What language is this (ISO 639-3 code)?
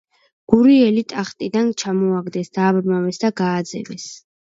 kat